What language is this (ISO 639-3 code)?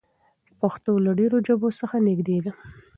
pus